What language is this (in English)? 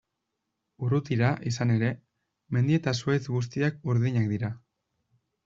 Basque